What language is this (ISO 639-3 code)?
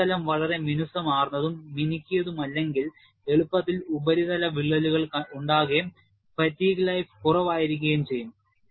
mal